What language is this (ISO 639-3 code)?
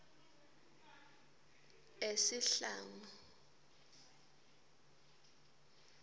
ssw